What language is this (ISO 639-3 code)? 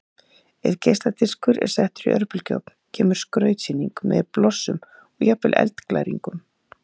isl